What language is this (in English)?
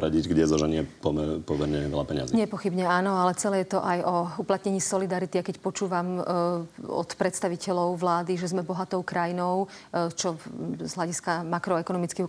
Slovak